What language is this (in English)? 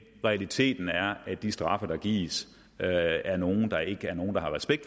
Danish